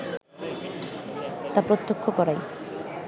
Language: Bangla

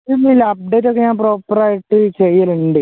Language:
Malayalam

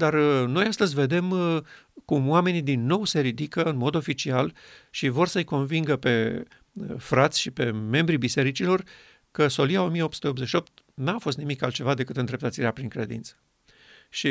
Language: Romanian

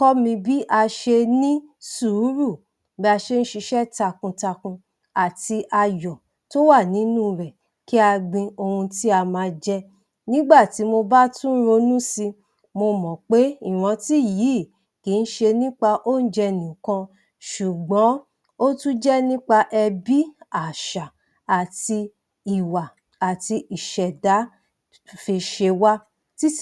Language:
Yoruba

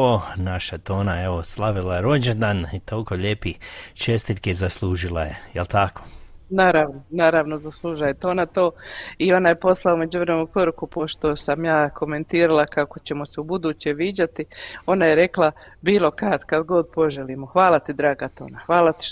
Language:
Croatian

